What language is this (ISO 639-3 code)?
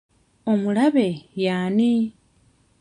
lug